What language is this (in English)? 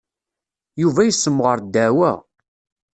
Kabyle